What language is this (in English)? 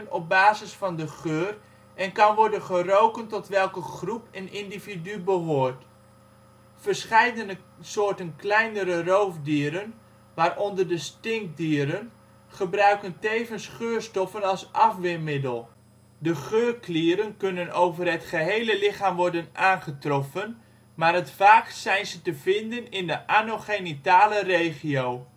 Dutch